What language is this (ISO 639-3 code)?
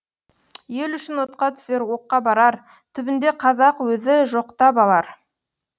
kaz